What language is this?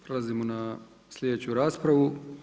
Croatian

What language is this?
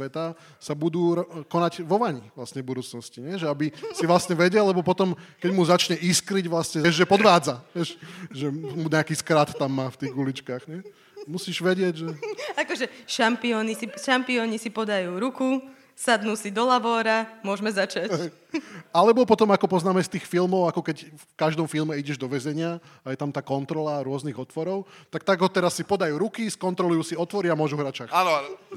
Slovak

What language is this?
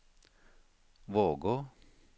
Norwegian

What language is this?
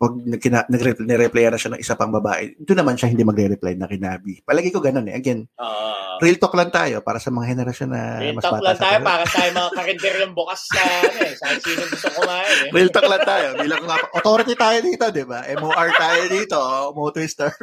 Filipino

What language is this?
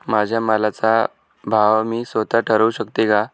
Marathi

